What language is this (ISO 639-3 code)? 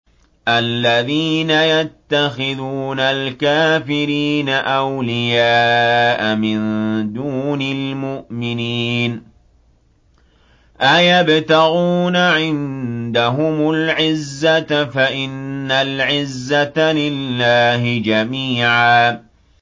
ara